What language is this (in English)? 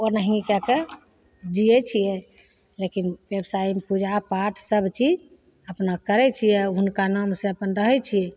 Maithili